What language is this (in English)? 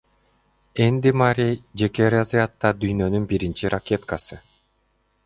Kyrgyz